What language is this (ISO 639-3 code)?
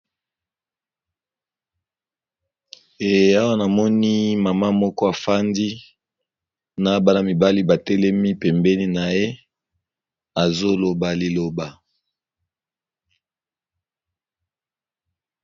lin